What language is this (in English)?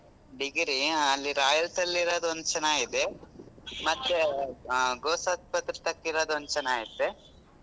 Kannada